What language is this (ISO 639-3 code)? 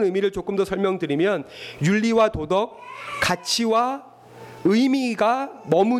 kor